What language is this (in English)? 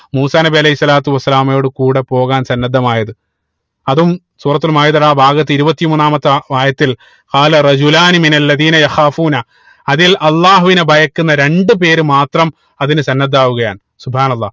Malayalam